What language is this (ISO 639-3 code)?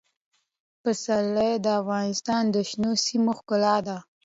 pus